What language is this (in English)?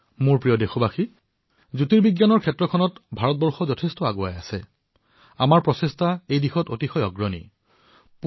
Assamese